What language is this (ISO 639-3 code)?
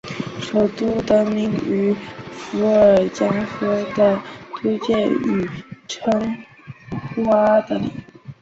zho